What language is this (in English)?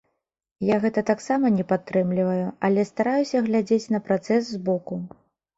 Belarusian